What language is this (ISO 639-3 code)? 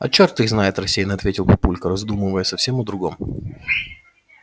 rus